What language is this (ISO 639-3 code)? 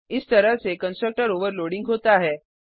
hin